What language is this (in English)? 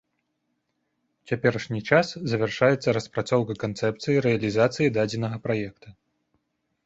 Belarusian